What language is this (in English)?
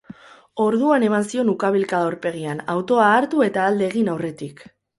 Basque